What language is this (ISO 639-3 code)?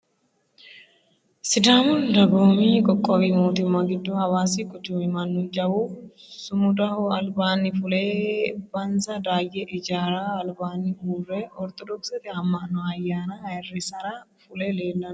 sid